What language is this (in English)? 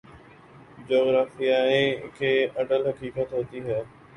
Urdu